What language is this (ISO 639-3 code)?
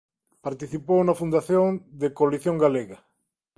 glg